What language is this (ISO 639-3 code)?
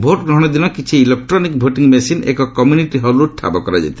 ori